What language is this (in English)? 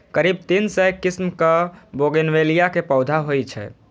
Maithili